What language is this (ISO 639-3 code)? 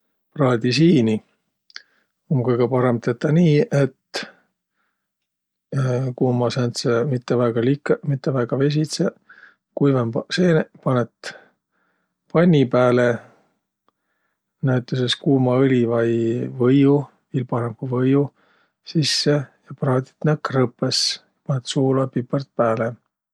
vro